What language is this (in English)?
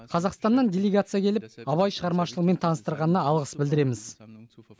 Kazakh